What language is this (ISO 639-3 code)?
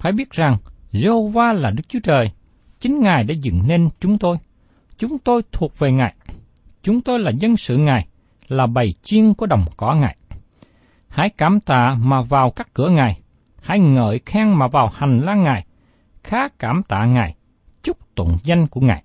vie